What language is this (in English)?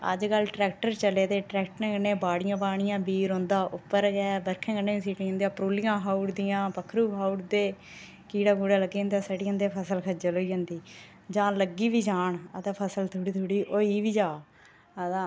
Dogri